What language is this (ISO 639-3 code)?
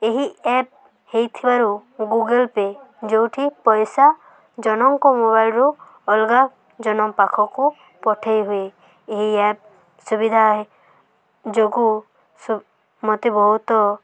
ori